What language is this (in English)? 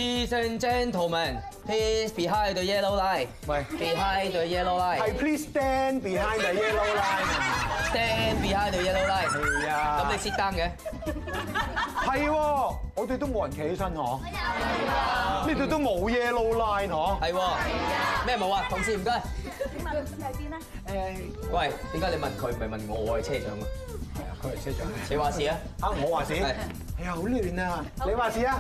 Chinese